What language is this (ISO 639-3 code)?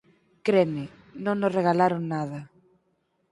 glg